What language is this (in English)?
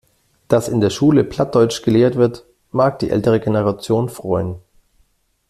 German